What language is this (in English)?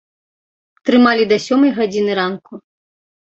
Belarusian